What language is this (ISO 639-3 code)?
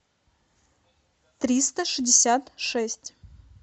rus